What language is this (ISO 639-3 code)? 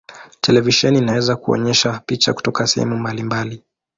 swa